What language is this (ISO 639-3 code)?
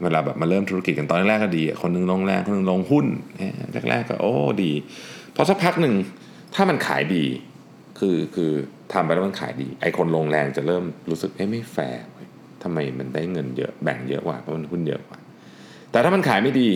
tha